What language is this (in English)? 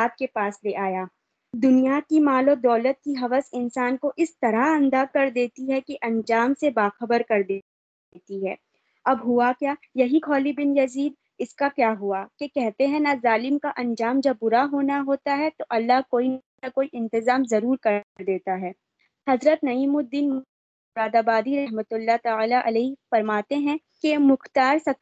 Urdu